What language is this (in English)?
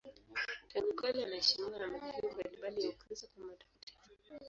Swahili